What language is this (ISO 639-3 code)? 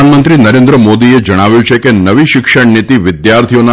guj